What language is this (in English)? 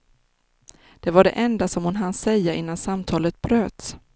Swedish